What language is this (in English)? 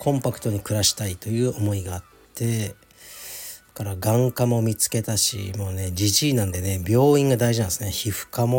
Japanese